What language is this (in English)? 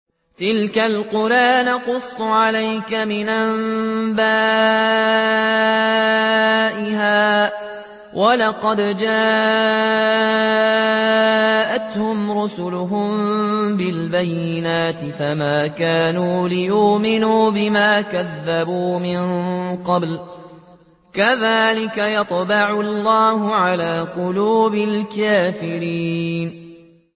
Arabic